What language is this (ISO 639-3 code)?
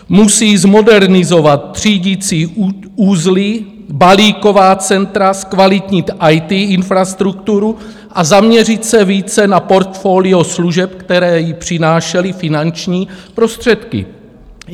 ces